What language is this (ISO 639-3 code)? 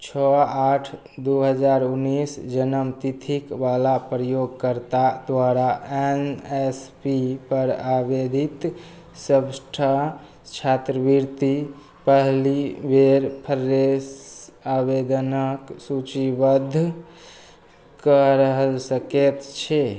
mai